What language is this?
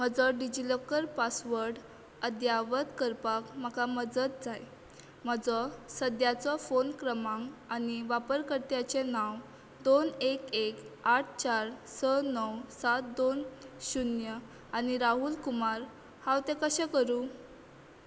Konkani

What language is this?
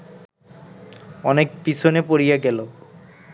Bangla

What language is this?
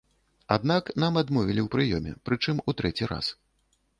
Belarusian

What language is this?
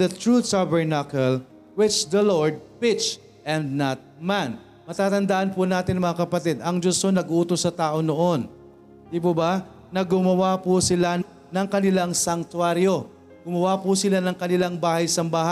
Filipino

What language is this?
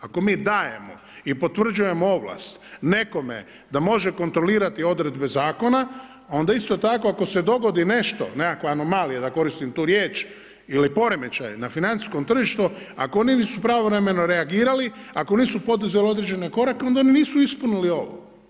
Croatian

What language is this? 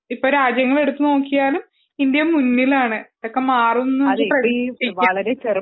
Malayalam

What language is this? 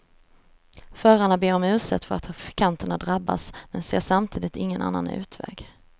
Swedish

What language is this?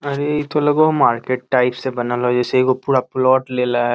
Magahi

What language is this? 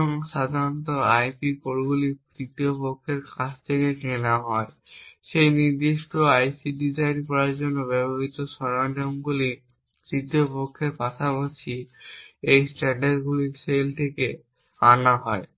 Bangla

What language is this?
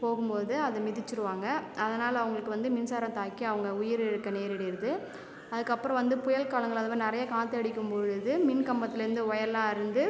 Tamil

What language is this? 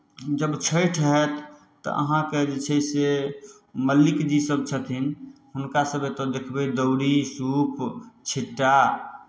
Maithili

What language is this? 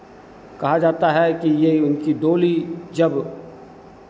Hindi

